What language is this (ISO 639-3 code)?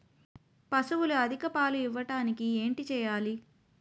tel